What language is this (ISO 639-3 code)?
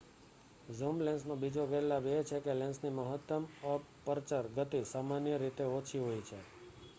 guj